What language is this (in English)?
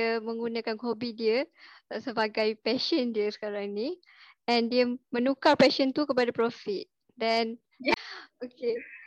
Malay